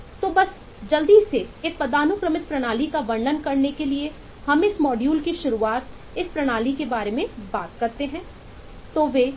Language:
Hindi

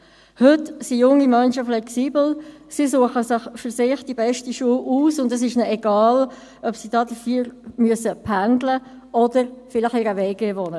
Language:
Swiss German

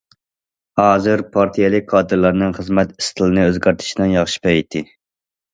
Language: Uyghur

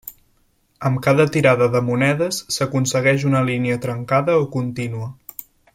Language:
Catalan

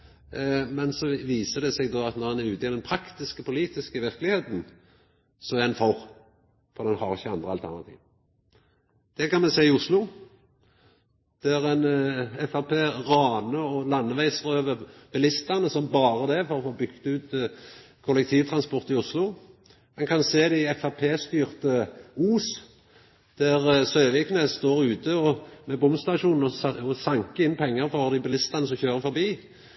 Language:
Norwegian Nynorsk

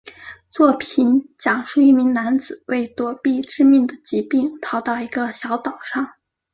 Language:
Chinese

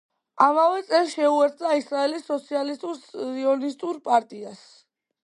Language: Georgian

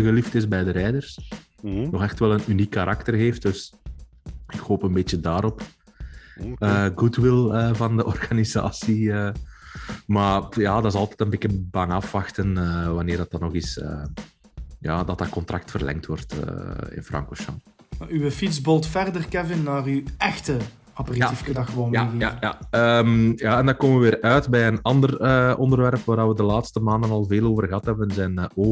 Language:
Dutch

